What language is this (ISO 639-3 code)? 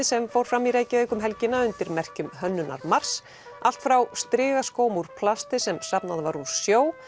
isl